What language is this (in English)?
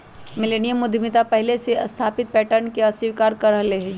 Magahi